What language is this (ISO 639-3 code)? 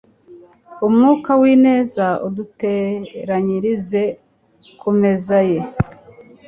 kin